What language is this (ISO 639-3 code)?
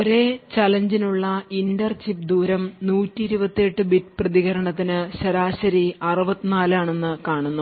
mal